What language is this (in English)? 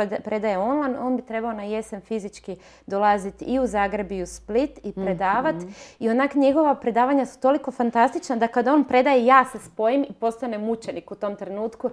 Croatian